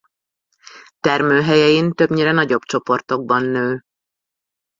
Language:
Hungarian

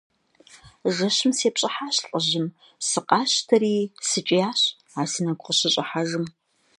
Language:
Kabardian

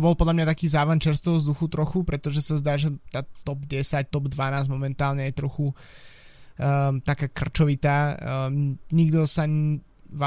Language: Slovak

